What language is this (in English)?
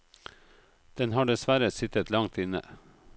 Norwegian